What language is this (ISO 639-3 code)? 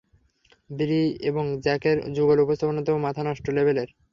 ben